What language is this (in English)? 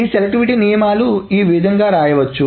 Telugu